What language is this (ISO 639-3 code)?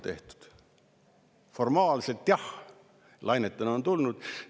est